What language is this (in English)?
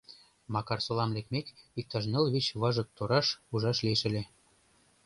Mari